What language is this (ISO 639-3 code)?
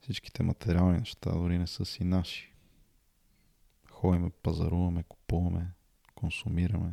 bul